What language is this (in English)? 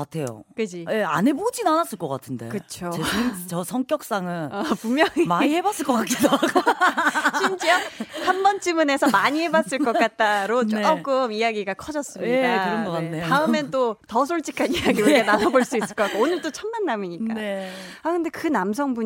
Korean